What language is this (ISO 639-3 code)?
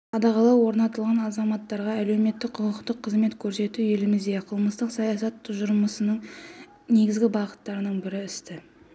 kaz